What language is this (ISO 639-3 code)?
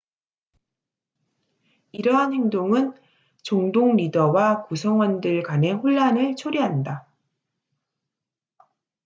kor